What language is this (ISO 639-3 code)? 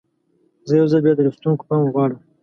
pus